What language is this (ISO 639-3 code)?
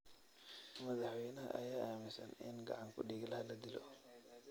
som